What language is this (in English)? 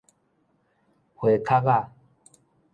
Min Nan Chinese